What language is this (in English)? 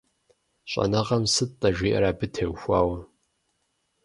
Kabardian